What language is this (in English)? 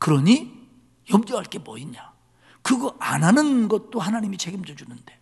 Korean